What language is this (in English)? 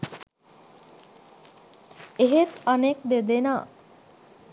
Sinhala